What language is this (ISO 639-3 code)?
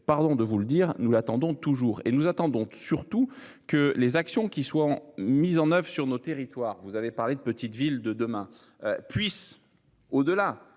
fra